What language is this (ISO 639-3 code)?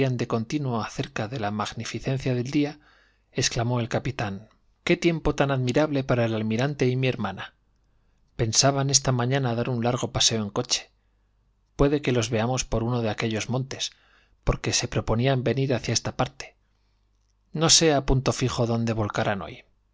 spa